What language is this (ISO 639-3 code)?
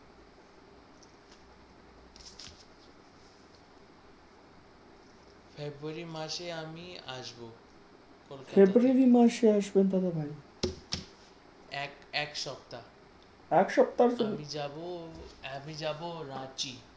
ben